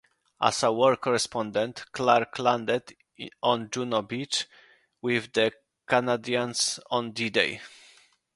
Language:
English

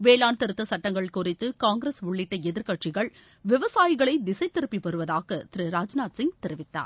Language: Tamil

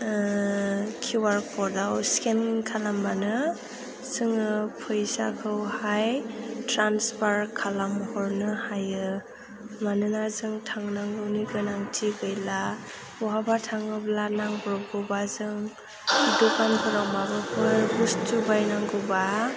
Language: Bodo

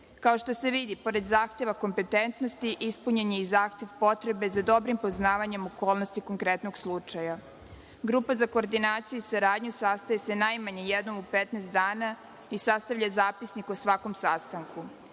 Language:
Serbian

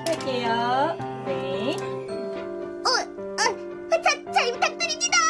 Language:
Korean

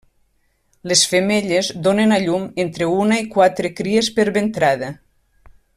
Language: Catalan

